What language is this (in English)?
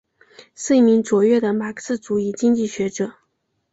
Chinese